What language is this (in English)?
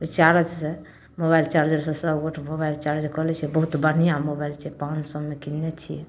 Maithili